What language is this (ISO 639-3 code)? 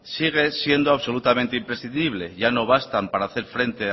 spa